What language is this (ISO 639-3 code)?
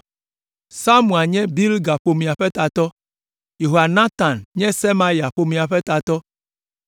ewe